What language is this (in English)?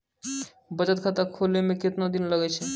Maithili